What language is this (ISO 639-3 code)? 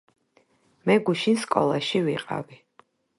kat